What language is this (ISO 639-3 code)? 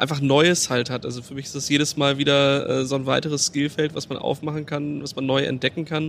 deu